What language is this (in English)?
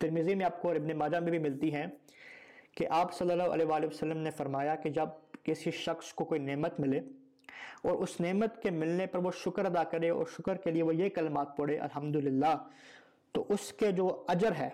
Urdu